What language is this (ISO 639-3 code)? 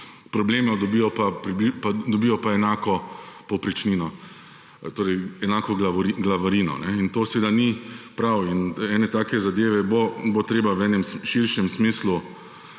slv